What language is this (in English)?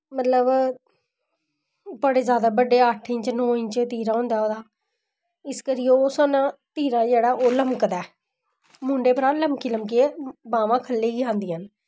Dogri